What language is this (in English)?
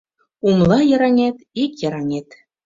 Mari